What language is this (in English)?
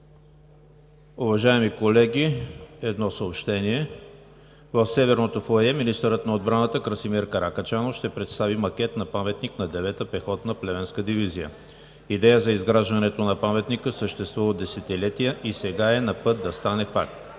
Bulgarian